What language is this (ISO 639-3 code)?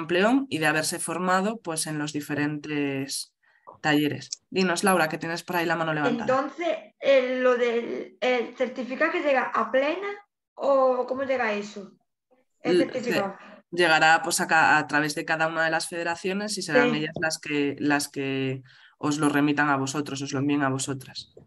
spa